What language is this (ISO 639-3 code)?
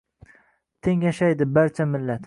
uzb